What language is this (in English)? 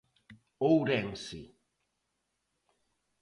Galician